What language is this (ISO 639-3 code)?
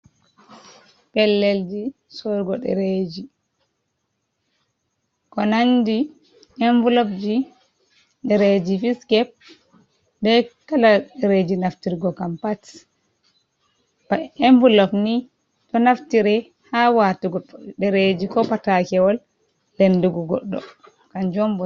ful